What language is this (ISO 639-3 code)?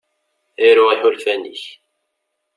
kab